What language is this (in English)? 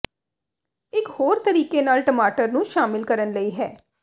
Punjabi